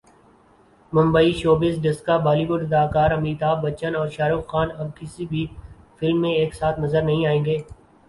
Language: Urdu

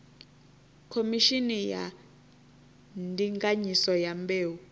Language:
Venda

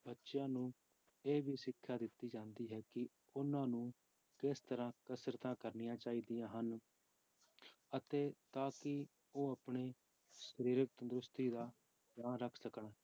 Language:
Punjabi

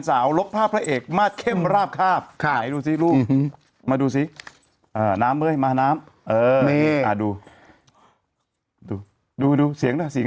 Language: Thai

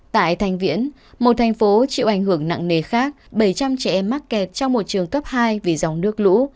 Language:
Vietnamese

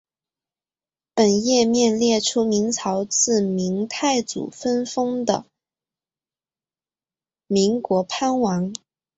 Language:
Chinese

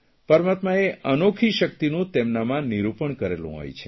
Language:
Gujarati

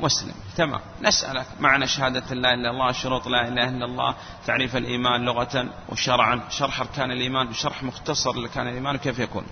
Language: Arabic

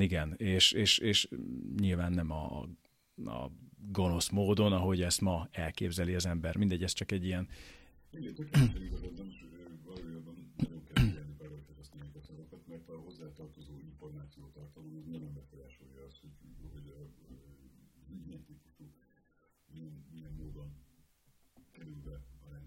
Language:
Hungarian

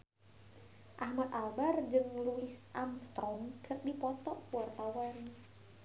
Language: Sundanese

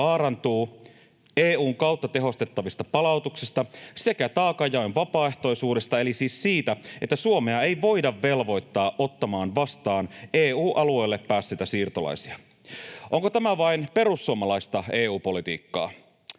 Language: Finnish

